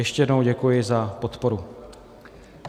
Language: Czech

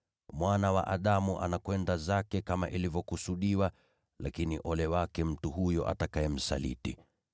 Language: Swahili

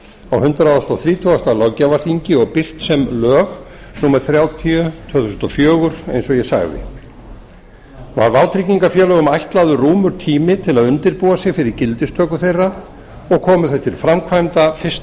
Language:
Icelandic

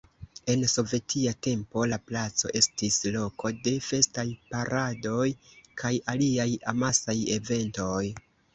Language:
Esperanto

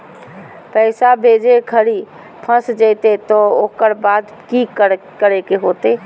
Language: Magahi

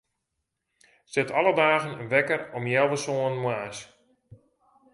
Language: Western Frisian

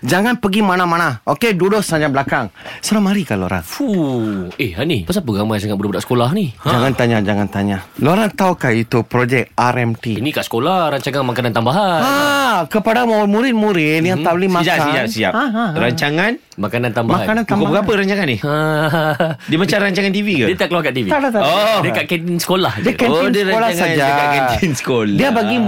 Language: Malay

